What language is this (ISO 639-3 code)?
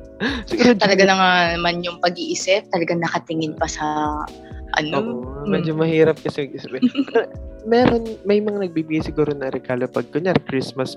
fil